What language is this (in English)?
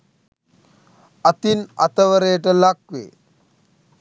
Sinhala